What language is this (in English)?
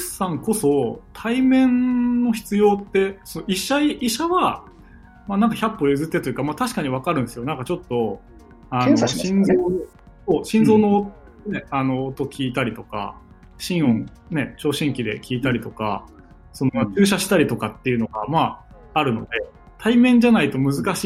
Japanese